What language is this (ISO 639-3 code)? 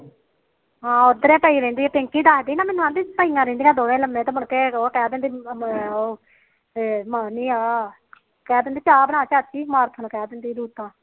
pan